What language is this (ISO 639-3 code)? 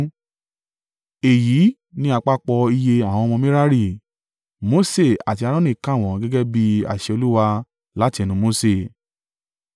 yor